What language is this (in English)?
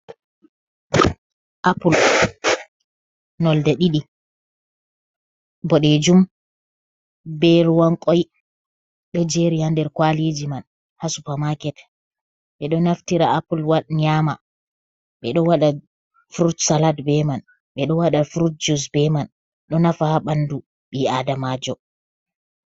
Fula